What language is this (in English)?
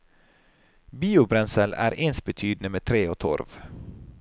Norwegian